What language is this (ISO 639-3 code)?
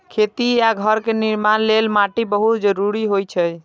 mai